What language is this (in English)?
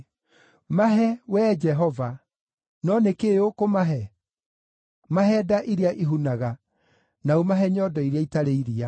Kikuyu